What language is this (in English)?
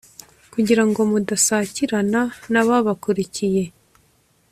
Kinyarwanda